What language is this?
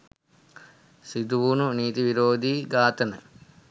Sinhala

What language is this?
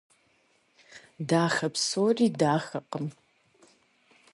Kabardian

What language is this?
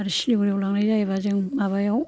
Bodo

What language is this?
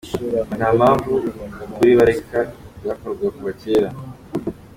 Kinyarwanda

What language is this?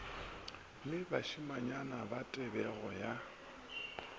Northern Sotho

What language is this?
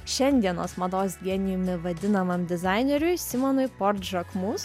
Lithuanian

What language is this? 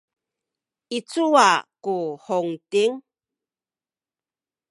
Sakizaya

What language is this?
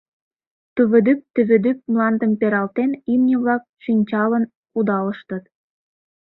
Mari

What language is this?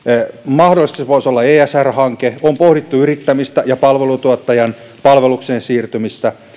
Finnish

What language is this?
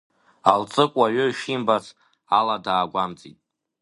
Abkhazian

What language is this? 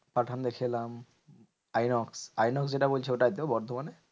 Bangla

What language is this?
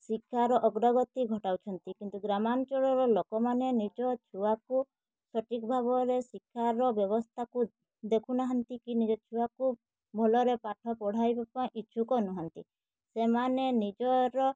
Odia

